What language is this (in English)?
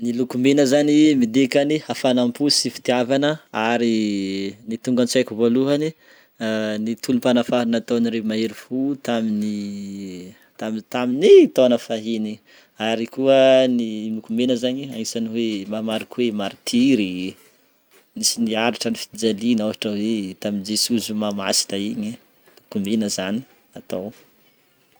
Northern Betsimisaraka Malagasy